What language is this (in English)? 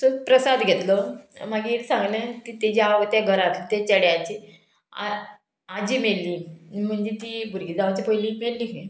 Konkani